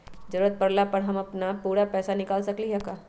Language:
Magahi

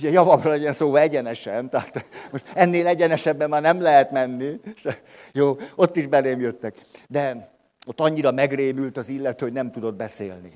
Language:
Hungarian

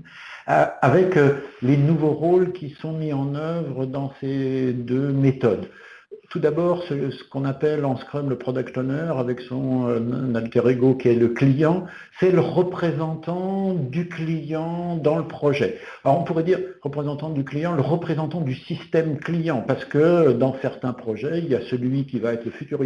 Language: French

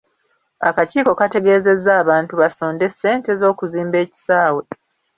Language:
Ganda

